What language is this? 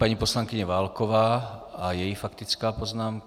Czech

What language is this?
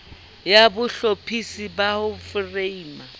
Southern Sotho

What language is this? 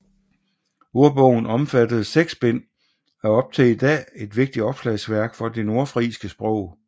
Danish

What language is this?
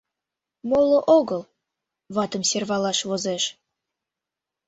Mari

